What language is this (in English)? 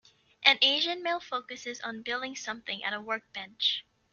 English